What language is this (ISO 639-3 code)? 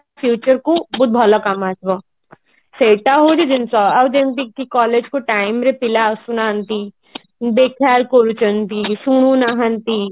ori